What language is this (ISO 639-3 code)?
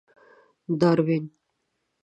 pus